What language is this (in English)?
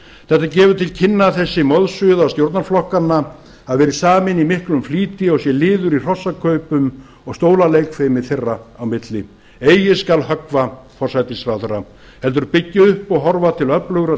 Icelandic